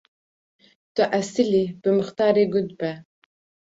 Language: Kurdish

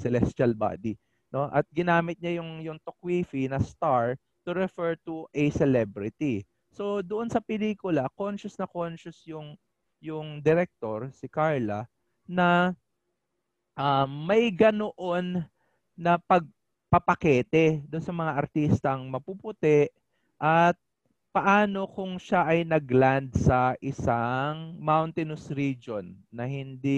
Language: Filipino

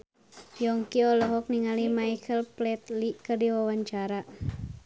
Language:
Sundanese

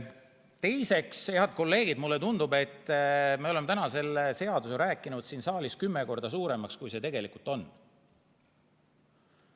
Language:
Estonian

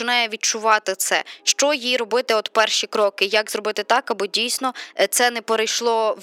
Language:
Ukrainian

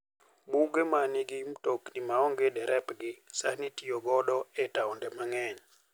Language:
Luo (Kenya and Tanzania)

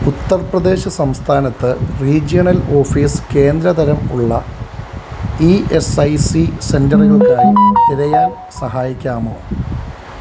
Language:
Malayalam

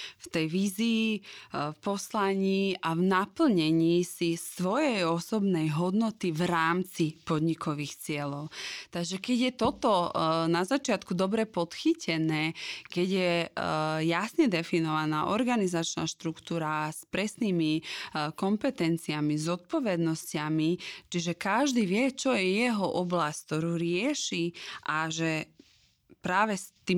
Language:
Slovak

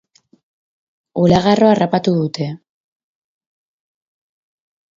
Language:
Basque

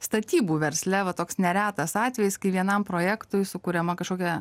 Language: Lithuanian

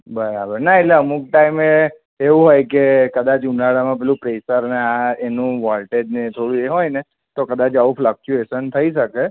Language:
Gujarati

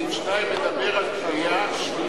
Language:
Hebrew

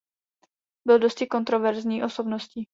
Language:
Czech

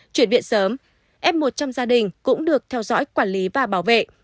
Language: Vietnamese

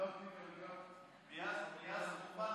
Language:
Hebrew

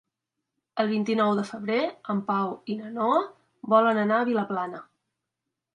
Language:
Catalan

